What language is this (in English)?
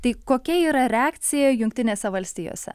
Lithuanian